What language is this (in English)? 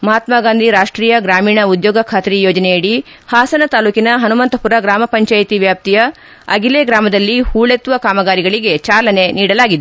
Kannada